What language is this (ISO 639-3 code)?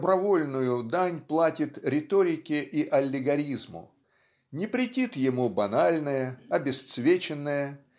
rus